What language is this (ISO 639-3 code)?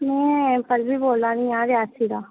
doi